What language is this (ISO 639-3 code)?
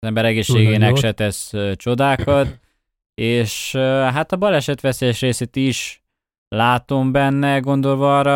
hun